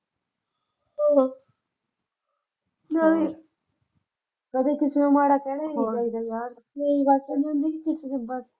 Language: Punjabi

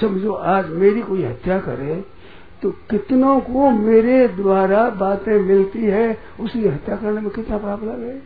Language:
Hindi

